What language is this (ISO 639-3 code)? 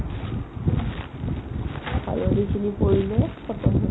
asm